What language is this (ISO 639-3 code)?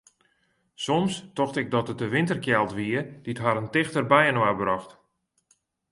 fry